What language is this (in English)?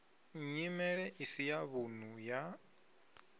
Venda